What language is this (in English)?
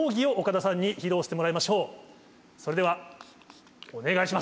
Japanese